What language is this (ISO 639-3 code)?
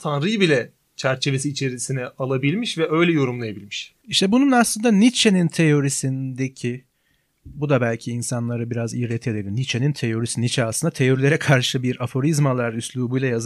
tur